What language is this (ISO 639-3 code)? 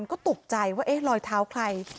tha